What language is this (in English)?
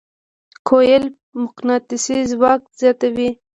Pashto